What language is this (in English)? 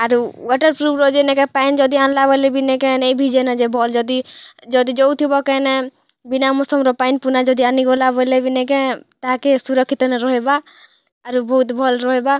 Odia